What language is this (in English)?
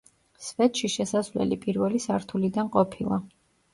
Georgian